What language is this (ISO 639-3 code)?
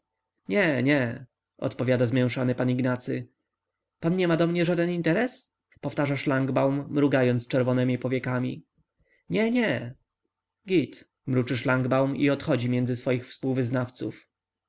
pol